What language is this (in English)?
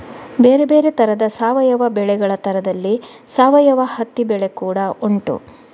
Kannada